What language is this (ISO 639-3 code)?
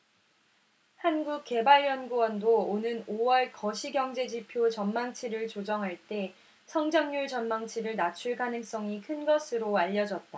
kor